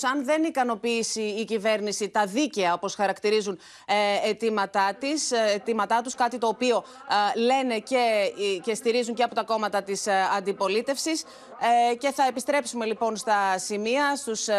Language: Greek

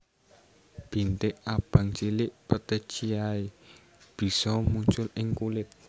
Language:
Javanese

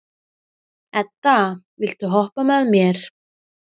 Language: Icelandic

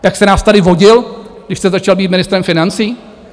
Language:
Czech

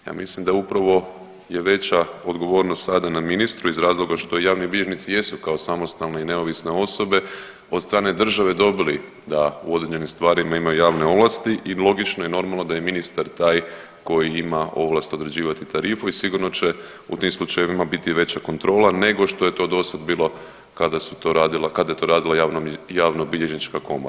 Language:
Croatian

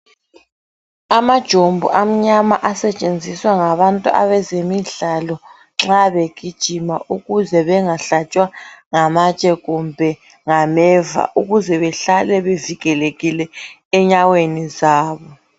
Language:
North Ndebele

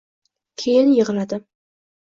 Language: Uzbek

